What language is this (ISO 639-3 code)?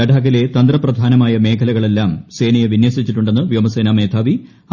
mal